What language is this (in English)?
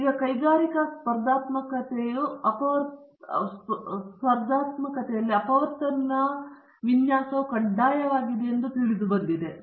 Kannada